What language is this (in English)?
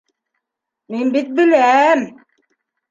Bashkir